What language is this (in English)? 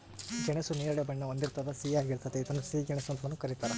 Kannada